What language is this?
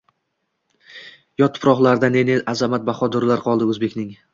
Uzbek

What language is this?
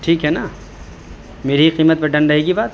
Urdu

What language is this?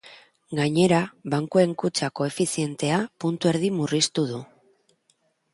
Basque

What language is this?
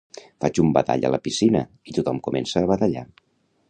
Catalan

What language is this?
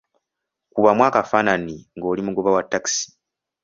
Ganda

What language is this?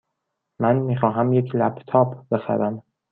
Persian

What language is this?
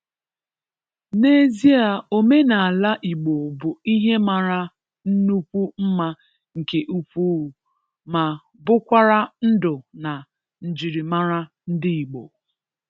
Igbo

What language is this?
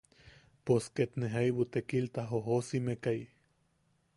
Yaqui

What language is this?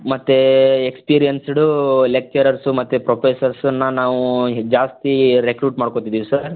Kannada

